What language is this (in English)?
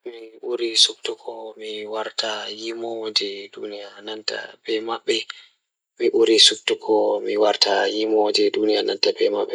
Fula